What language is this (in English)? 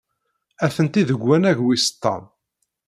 Kabyle